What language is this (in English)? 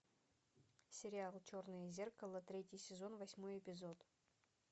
Russian